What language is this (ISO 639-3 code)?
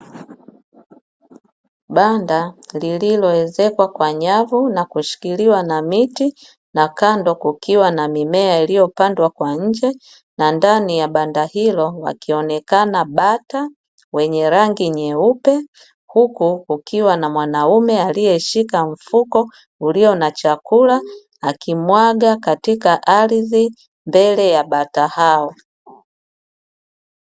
swa